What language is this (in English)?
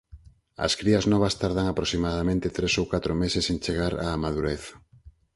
Galician